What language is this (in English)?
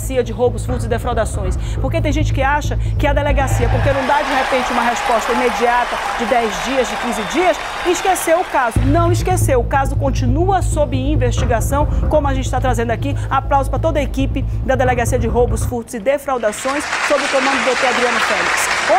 Portuguese